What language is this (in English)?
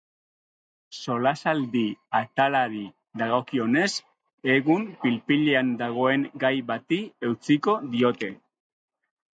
Basque